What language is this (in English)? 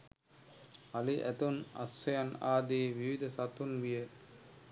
Sinhala